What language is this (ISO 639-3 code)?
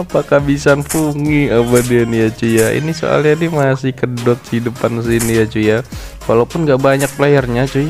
ind